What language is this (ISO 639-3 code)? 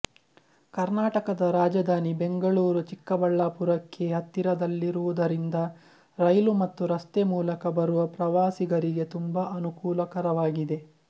kan